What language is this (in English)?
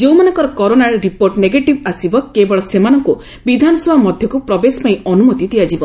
Odia